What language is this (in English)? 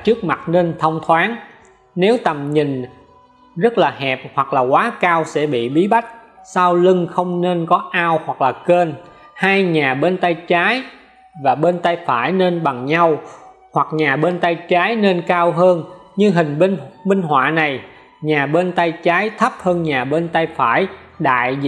Vietnamese